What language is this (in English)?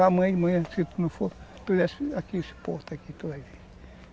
Portuguese